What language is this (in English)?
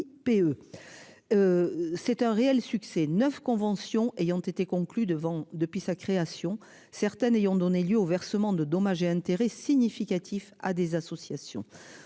French